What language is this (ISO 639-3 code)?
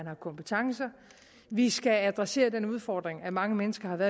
dan